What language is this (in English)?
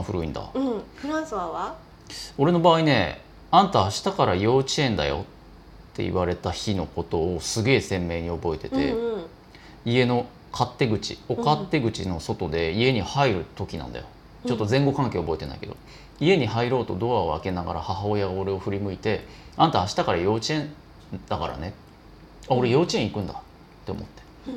Japanese